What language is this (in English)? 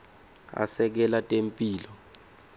Swati